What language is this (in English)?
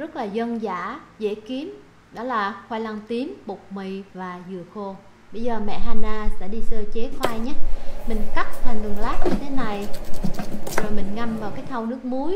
Vietnamese